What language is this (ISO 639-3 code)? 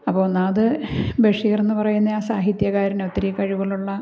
mal